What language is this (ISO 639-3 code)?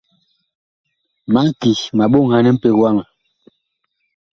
bkh